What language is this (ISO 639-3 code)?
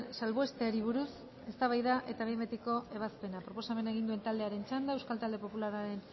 eus